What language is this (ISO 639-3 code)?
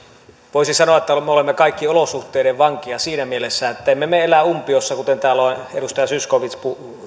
fin